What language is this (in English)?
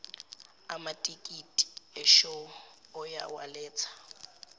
Zulu